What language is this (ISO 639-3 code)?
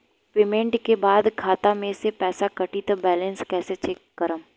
bho